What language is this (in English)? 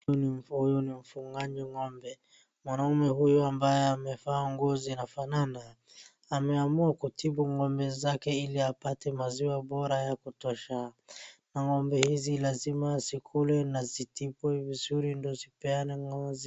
Swahili